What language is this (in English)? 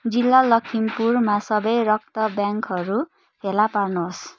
Nepali